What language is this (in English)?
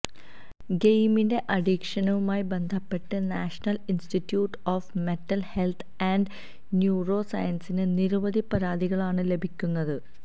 Malayalam